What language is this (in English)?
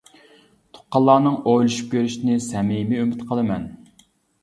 Uyghur